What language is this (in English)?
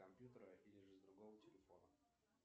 Russian